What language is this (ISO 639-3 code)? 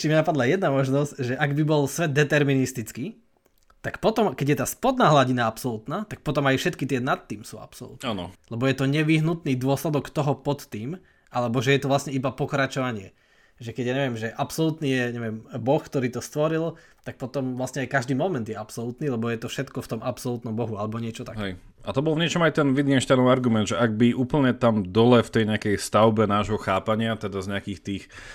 slk